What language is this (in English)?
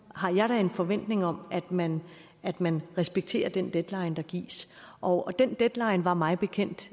Danish